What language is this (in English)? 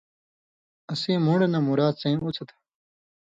Indus Kohistani